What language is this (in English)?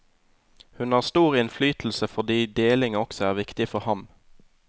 Norwegian